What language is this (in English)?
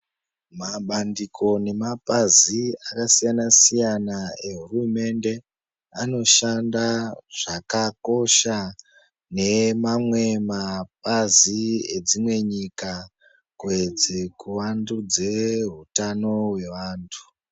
Ndau